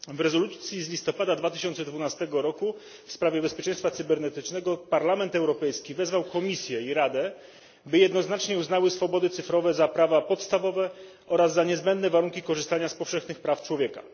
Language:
Polish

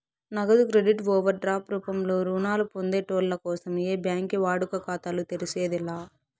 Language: Telugu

